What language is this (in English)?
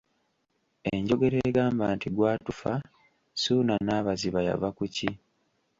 Ganda